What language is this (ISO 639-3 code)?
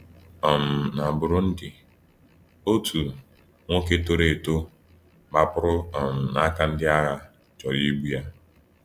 ibo